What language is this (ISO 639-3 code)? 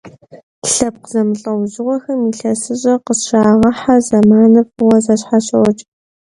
kbd